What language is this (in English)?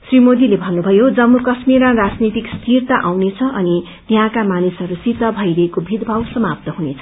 Nepali